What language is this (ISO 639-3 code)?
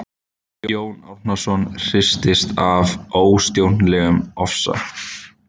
isl